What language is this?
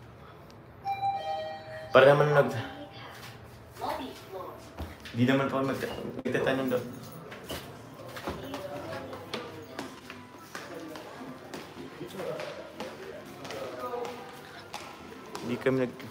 Filipino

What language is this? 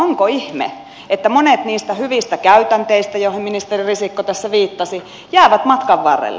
Finnish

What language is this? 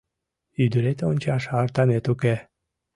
Mari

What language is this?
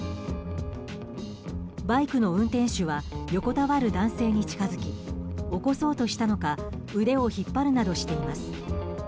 Japanese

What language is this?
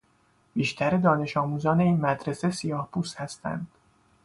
Persian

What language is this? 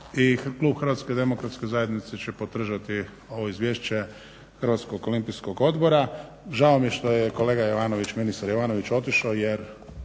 Croatian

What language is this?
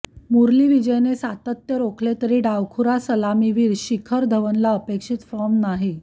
Marathi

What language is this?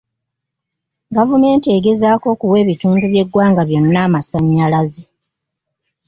Ganda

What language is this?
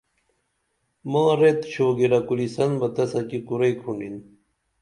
Dameli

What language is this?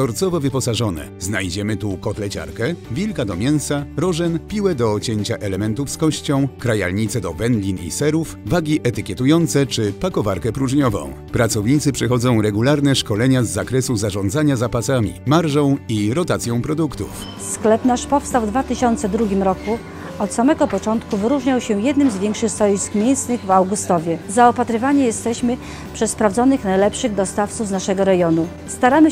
Polish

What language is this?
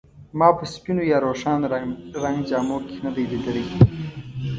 Pashto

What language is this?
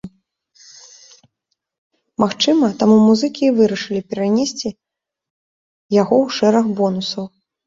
Belarusian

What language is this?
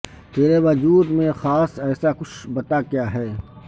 Urdu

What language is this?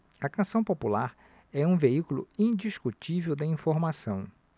Portuguese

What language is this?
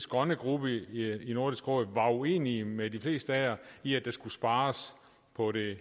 Danish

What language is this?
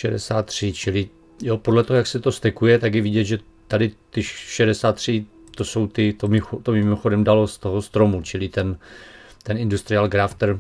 Czech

